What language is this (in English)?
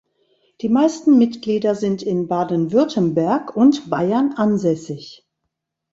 German